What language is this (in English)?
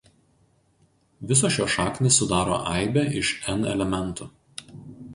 Lithuanian